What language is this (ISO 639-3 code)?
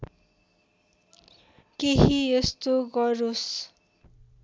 nep